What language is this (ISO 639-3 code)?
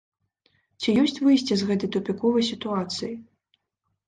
bel